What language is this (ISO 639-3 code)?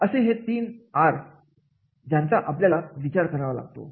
mar